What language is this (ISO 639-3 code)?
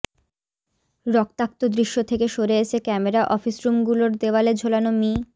ben